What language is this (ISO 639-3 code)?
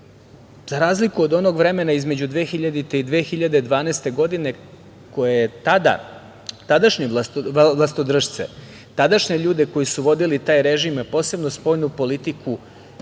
srp